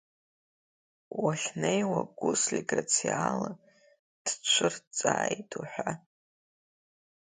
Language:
Abkhazian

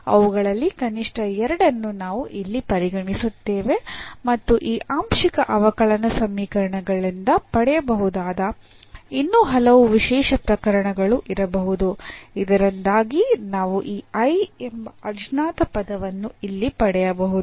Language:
Kannada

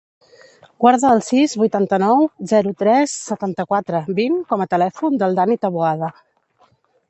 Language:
Catalan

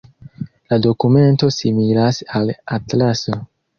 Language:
Esperanto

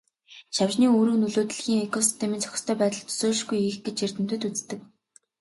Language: Mongolian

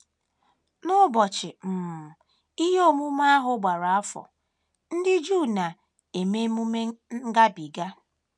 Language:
Igbo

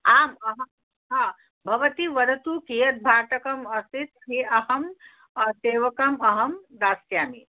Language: Sanskrit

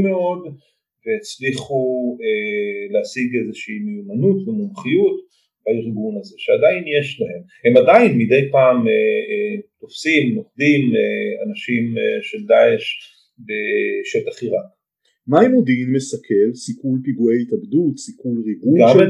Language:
Hebrew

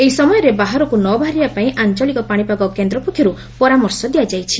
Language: Odia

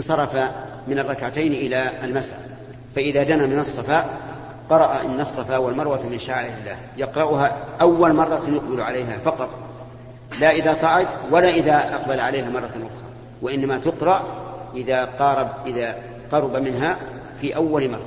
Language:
Arabic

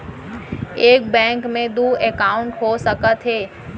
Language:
Chhattisgarhi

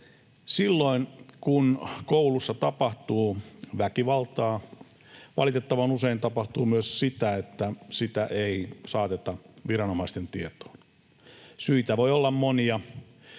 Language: Finnish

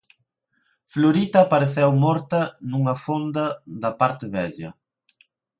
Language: Galician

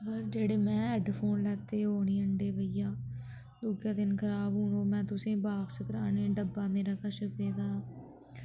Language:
Dogri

